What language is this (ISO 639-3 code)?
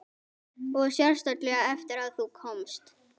isl